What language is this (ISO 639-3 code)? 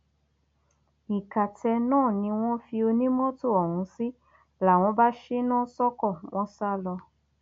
yor